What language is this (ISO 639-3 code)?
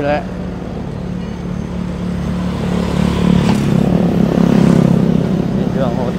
vie